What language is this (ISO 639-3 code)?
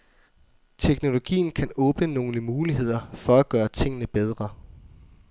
dan